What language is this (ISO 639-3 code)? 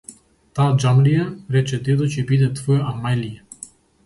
mkd